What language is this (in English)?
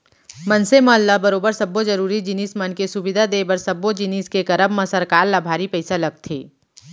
Chhattisgarhi